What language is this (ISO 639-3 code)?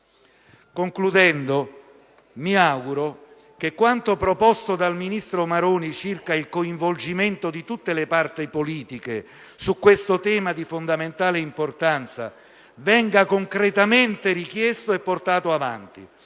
ita